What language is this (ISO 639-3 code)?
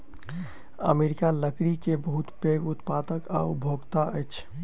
mai